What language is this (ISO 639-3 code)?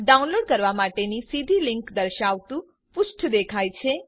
guj